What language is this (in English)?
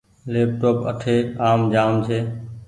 Goaria